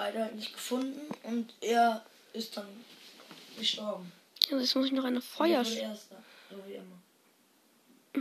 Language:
German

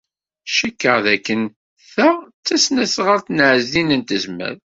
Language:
Kabyle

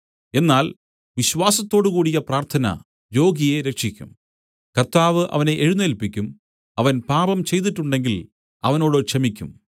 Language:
Malayalam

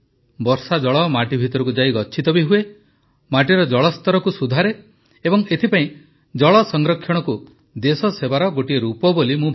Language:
Odia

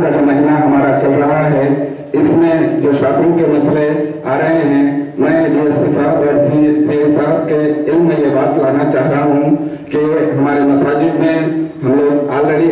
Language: Hindi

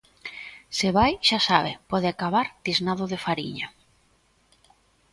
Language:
Galician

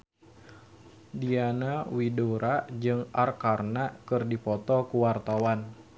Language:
Sundanese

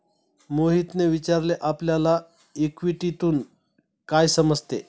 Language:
Marathi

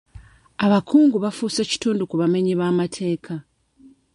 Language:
Ganda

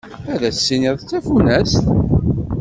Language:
Kabyle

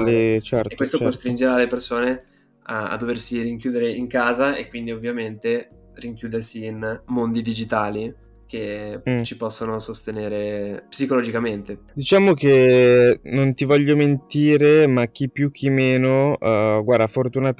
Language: Italian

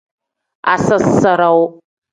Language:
Tem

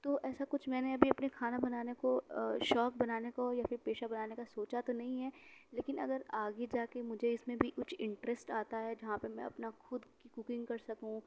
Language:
Urdu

